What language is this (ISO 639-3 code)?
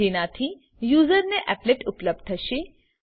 guj